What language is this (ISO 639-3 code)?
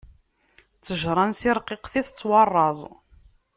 kab